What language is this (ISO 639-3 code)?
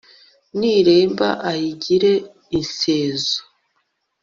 kin